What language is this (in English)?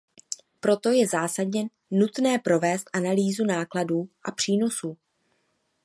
Czech